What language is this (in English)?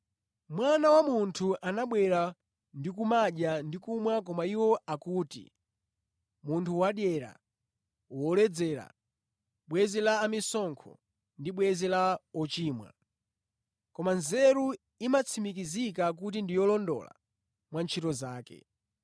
Nyanja